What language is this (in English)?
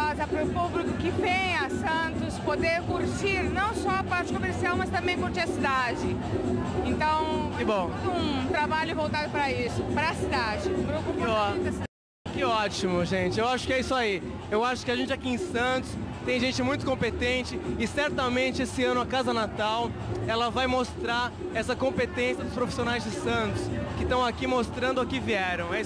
Portuguese